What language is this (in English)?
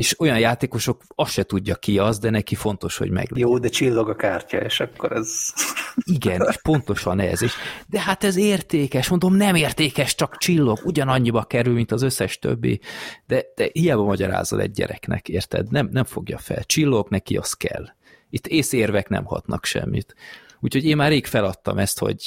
Hungarian